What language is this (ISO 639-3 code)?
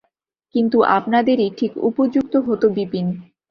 ben